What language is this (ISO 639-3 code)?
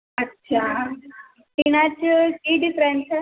pan